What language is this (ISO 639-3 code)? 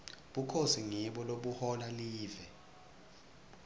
ssw